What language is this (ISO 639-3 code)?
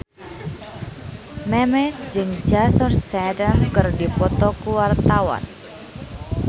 sun